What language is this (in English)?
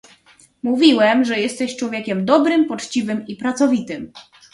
Polish